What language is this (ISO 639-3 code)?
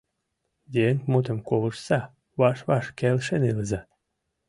chm